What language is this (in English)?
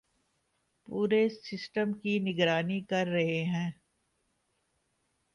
Urdu